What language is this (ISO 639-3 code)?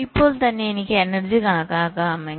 mal